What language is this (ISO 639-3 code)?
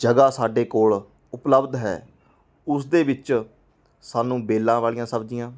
pan